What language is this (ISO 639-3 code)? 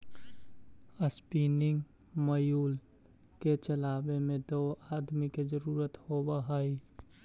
mag